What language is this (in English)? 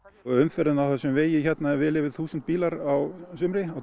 Icelandic